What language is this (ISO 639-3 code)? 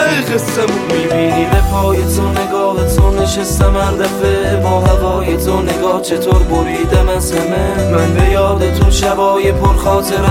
fas